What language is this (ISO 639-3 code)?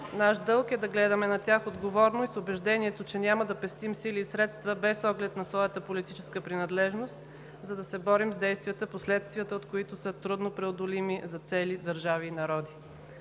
bul